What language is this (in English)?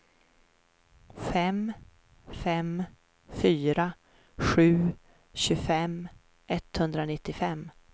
Swedish